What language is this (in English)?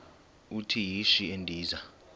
Xhosa